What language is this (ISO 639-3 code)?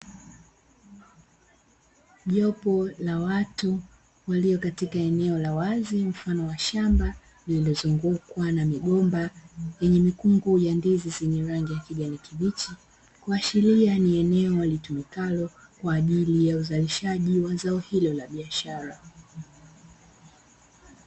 swa